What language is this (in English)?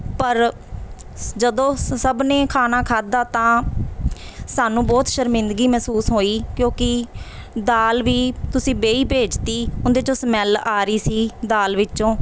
Punjabi